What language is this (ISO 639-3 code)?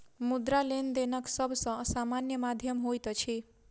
mai